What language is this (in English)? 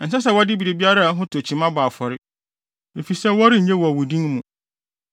Akan